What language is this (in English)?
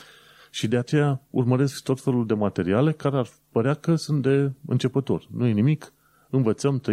Romanian